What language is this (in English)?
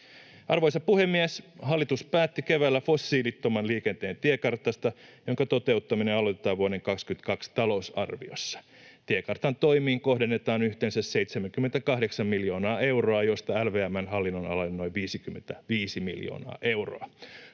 Finnish